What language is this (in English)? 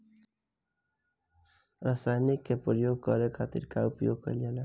Bhojpuri